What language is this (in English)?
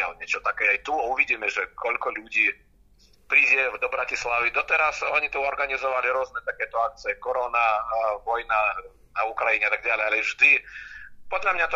Czech